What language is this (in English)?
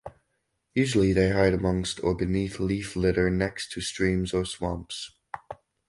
English